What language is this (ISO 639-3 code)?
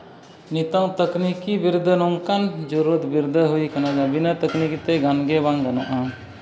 sat